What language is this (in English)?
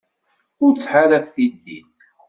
Kabyle